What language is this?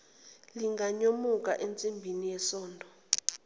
Zulu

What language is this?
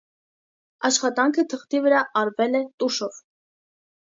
Armenian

